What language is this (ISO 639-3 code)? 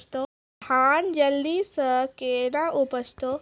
mai